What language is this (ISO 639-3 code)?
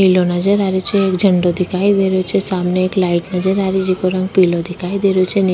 raj